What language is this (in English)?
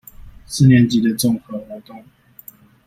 Chinese